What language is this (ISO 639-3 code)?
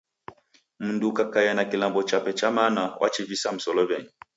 dav